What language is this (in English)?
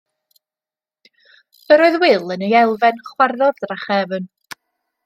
Welsh